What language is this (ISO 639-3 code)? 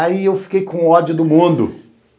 por